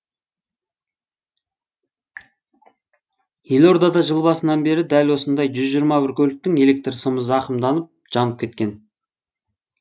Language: Kazakh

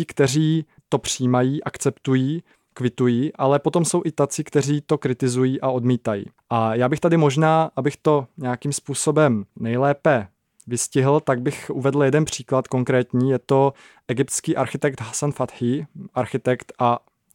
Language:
Czech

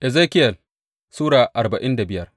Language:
Hausa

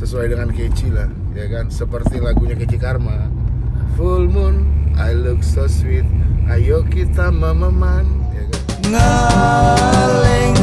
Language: Indonesian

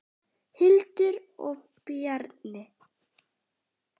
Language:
Icelandic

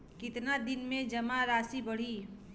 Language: Bhojpuri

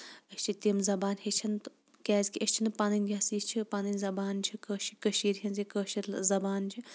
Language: Kashmiri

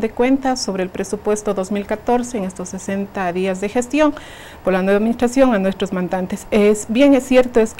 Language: Spanish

